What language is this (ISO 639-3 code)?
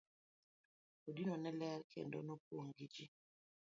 luo